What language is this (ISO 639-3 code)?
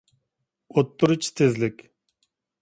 uig